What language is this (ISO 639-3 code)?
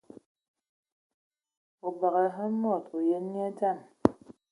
ewo